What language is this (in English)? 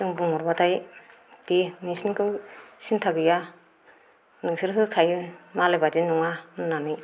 Bodo